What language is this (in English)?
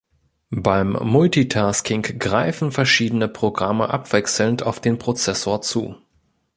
German